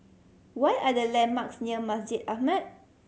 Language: English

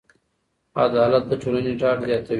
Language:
Pashto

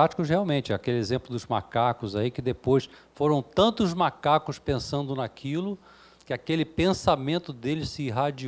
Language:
Portuguese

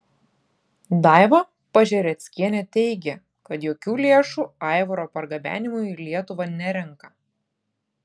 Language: Lithuanian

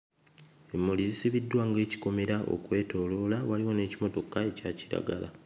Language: Ganda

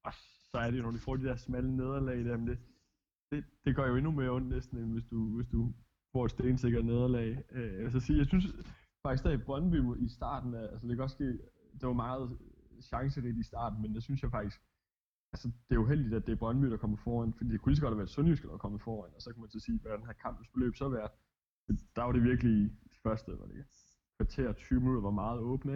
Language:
Danish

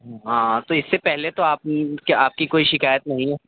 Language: Urdu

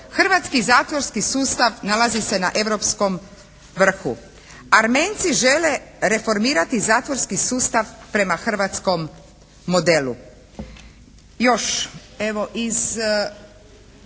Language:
Croatian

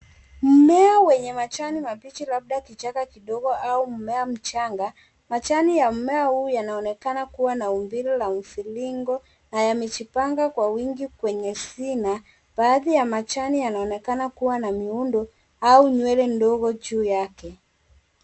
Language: Swahili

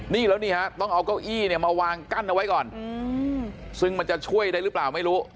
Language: Thai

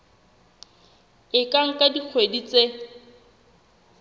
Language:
Southern Sotho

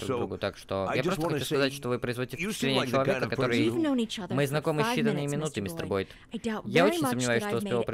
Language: Russian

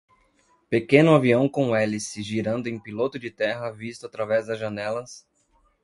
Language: Portuguese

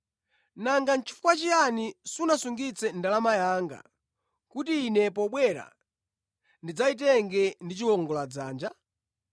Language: Nyanja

